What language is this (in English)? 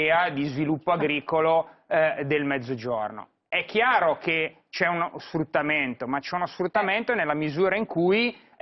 Italian